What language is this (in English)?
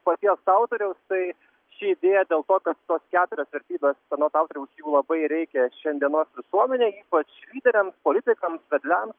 Lithuanian